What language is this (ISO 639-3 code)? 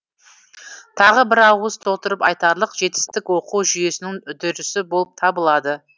kaz